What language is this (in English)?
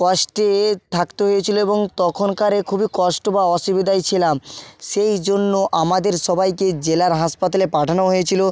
Bangla